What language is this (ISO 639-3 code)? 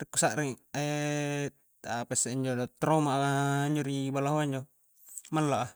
kjc